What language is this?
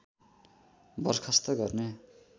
Nepali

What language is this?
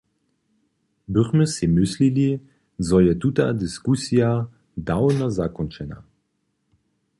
Upper Sorbian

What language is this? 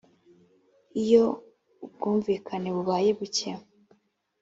Kinyarwanda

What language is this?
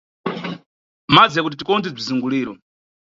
Nyungwe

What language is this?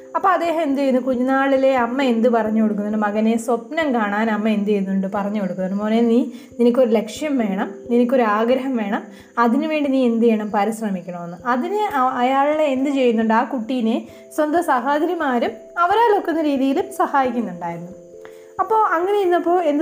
Malayalam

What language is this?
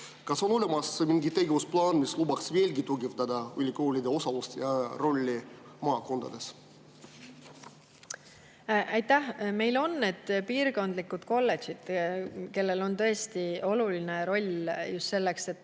Estonian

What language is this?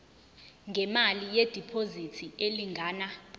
Zulu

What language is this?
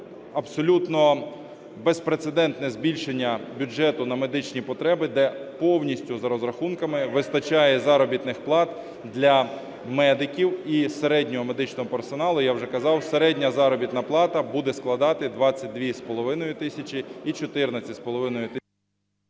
Ukrainian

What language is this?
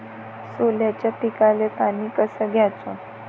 Marathi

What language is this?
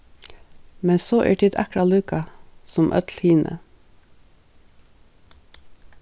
Faroese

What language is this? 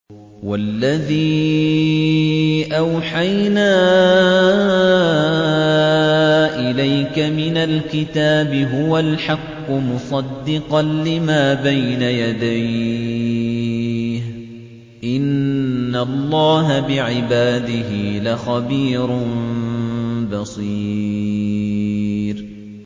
Arabic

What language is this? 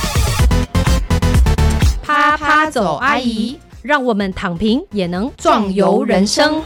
Chinese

